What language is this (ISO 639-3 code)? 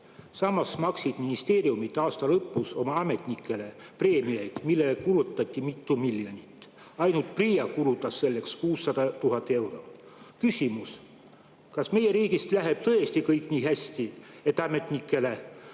est